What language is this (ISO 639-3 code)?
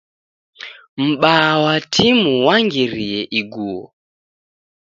dav